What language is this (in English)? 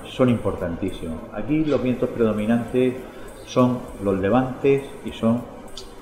Spanish